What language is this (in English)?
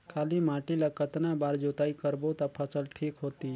Chhattisgarhi